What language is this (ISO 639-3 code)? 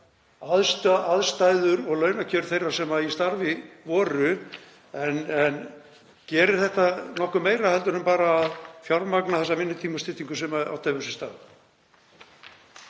isl